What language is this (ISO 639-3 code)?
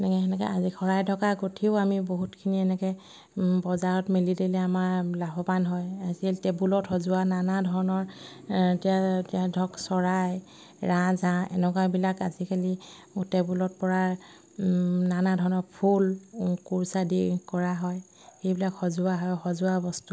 asm